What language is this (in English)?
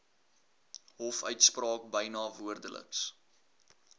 Afrikaans